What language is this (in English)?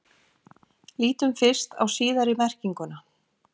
Icelandic